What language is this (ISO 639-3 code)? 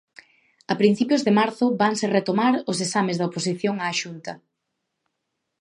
glg